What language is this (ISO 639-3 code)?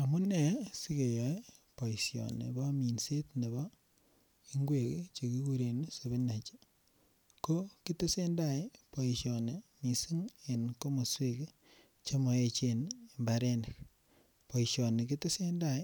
kln